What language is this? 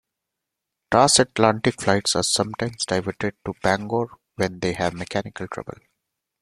English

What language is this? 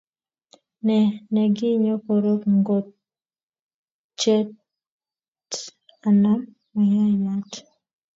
Kalenjin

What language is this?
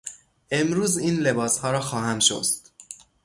Persian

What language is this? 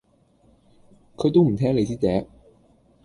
Cantonese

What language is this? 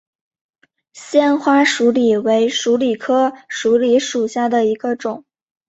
Chinese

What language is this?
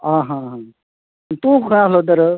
Konkani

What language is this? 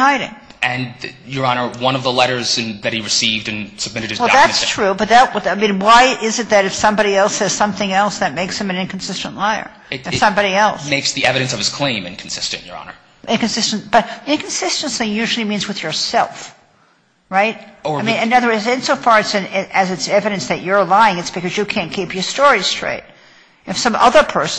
English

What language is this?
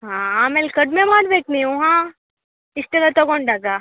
Kannada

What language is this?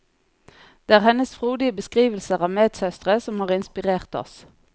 Norwegian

